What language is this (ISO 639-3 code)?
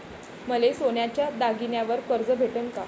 mar